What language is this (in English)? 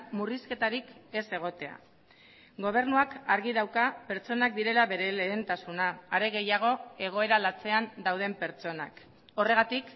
Basque